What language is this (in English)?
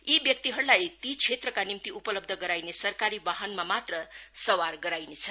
Nepali